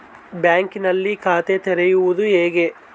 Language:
Kannada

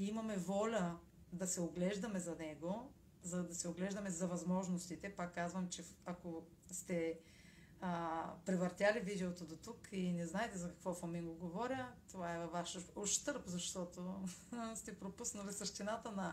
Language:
Bulgarian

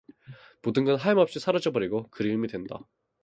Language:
Korean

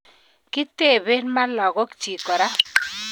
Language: Kalenjin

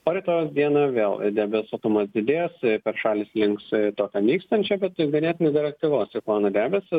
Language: Lithuanian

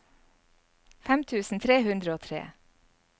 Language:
Norwegian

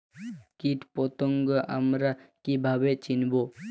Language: Bangla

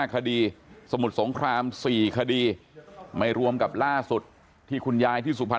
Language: Thai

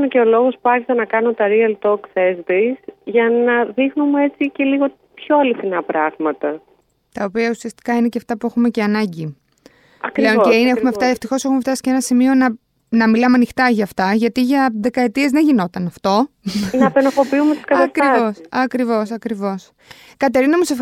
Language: Greek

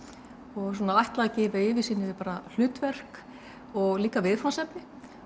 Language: Icelandic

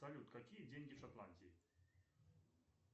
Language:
Russian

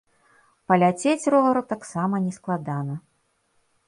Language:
Belarusian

